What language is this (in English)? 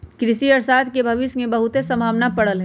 Magahi